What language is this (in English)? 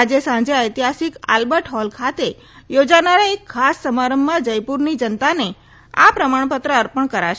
Gujarati